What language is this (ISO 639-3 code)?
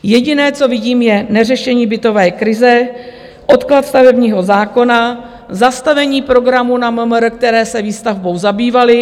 ces